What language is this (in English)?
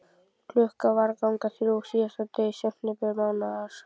Icelandic